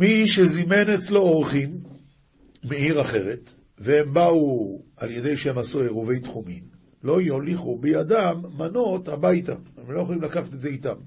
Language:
Hebrew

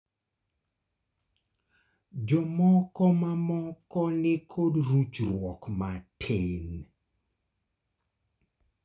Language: Luo (Kenya and Tanzania)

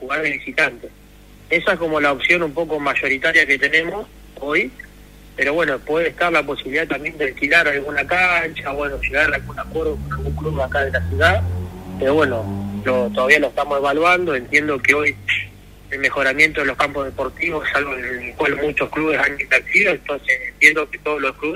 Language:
Spanish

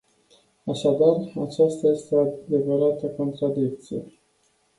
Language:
Romanian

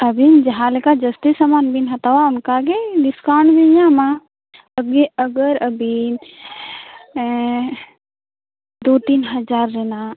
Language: Santali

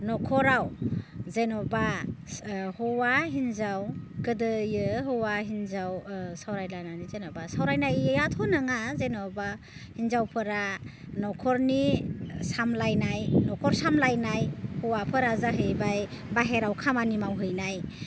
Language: Bodo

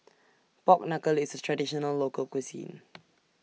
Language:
English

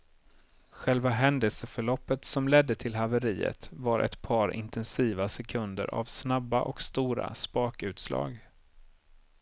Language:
Swedish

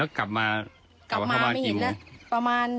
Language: Thai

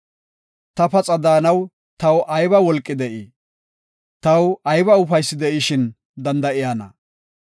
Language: Gofa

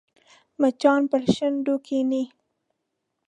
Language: Pashto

